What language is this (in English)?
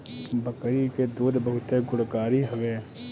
Bhojpuri